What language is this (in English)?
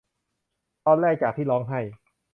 Thai